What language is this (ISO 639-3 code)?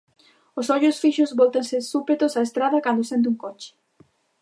glg